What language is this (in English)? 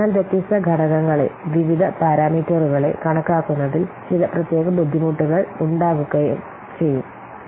Malayalam